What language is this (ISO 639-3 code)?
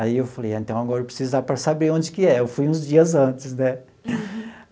por